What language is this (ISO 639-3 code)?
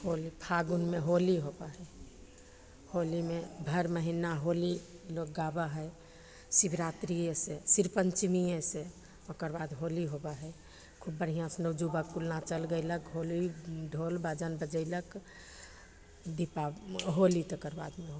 mai